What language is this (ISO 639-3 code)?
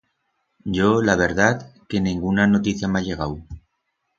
arg